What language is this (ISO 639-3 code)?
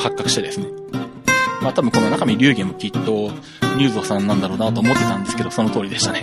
jpn